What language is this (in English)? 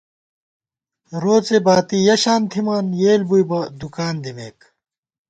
Gawar-Bati